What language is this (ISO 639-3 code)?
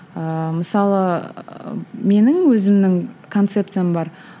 kaz